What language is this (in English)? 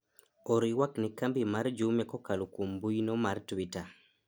Luo (Kenya and Tanzania)